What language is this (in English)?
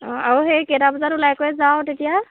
Assamese